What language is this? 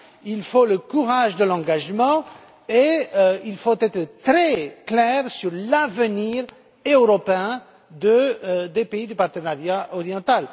French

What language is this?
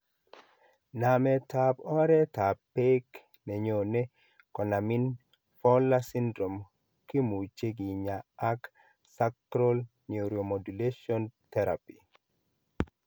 Kalenjin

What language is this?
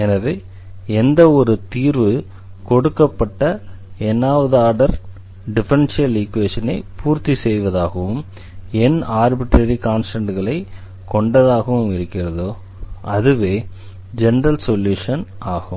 Tamil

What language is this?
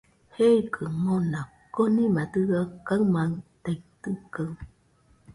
Nüpode Huitoto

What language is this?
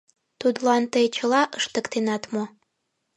Mari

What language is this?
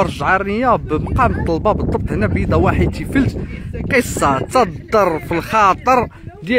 Arabic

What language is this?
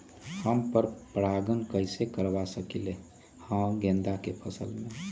Magahi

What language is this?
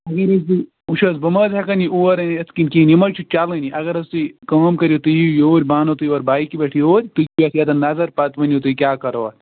Kashmiri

